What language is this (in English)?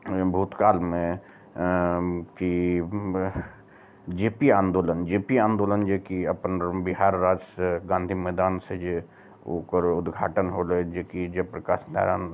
Maithili